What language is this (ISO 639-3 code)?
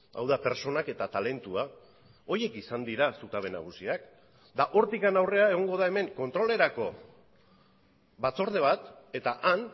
eus